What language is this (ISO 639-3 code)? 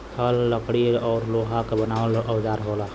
bho